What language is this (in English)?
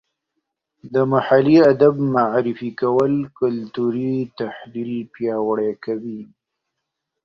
Pashto